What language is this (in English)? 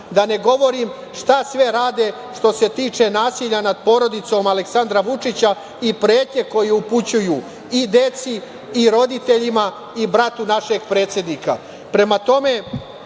Serbian